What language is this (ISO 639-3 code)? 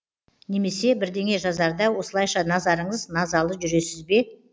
kaz